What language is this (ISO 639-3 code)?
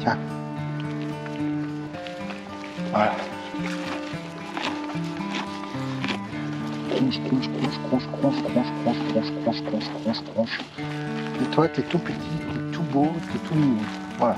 fra